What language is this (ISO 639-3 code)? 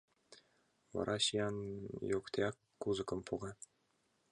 chm